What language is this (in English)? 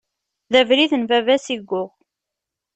Kabyle